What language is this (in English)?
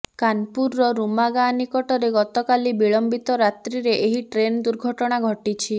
Odia